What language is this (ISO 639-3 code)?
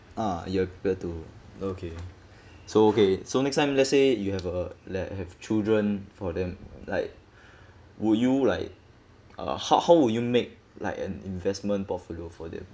eng